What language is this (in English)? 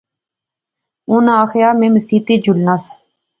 Pahari-Potwari